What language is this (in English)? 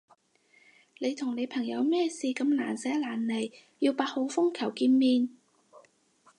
Cantonese